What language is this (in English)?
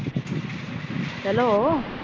Punjabi